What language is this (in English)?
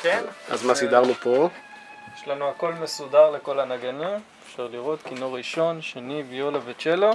Hebrew